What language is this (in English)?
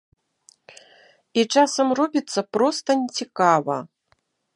Belarusian